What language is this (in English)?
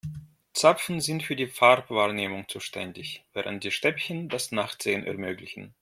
German